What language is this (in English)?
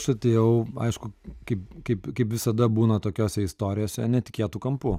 Lithuanian